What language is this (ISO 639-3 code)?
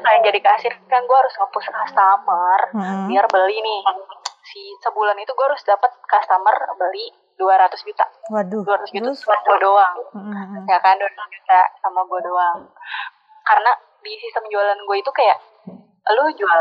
ind